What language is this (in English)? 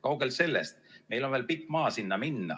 Estonian